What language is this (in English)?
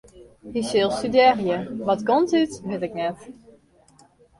Western Frisian